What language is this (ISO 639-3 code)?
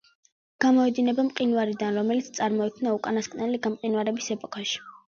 kat